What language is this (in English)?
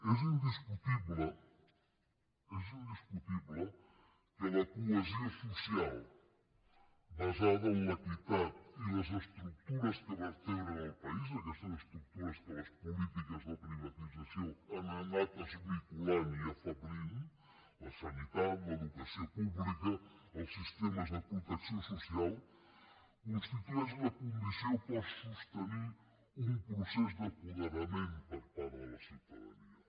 Catalan